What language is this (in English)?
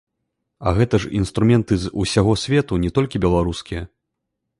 Belarusian